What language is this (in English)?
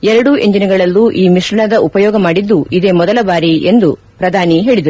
Kannada